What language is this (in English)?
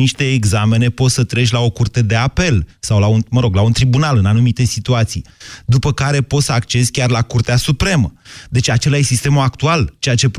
Romanian